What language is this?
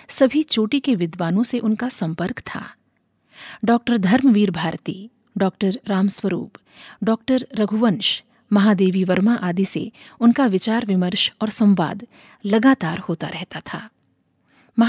Hindi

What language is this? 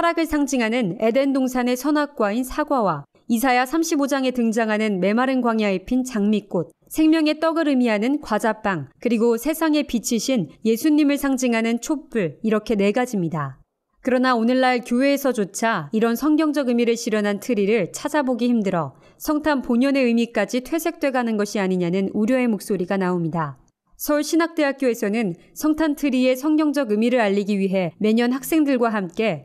Korean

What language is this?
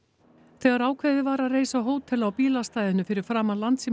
Icelandic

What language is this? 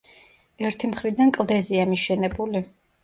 Georgian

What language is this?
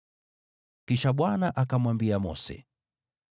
Swahili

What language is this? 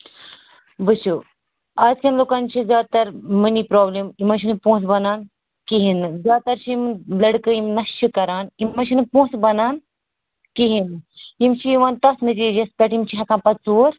Kashmiri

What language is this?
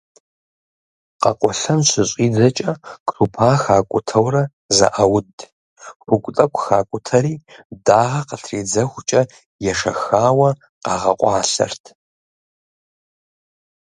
Kabardian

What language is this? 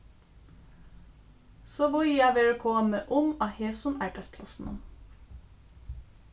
Faroese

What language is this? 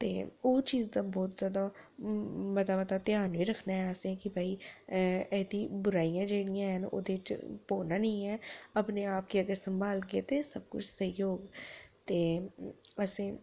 Dogri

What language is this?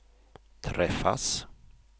Swedish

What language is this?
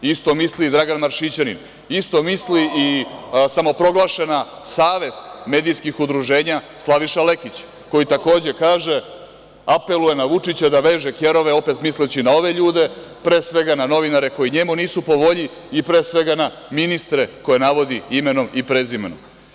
Serbian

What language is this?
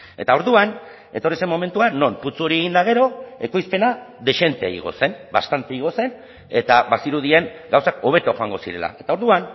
Basque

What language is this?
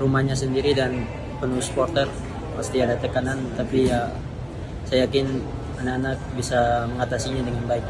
Indonesian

